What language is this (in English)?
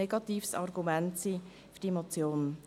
Swiss German